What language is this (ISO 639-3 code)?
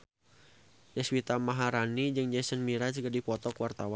sun